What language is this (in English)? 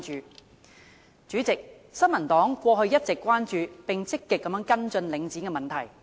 Cantonese